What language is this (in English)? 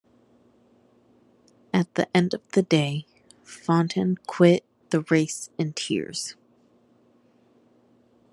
English